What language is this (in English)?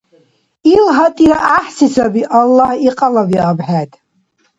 Dargwa